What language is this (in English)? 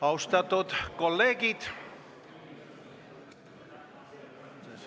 Estonian